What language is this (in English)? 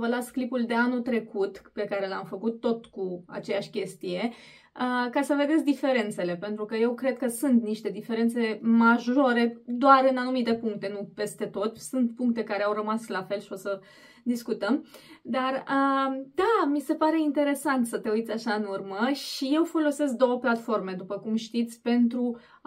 Romanian